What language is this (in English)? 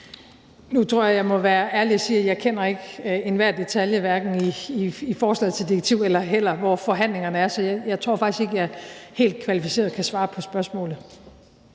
Danish